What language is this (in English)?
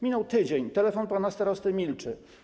Polish